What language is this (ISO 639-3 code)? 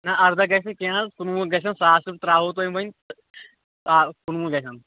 kas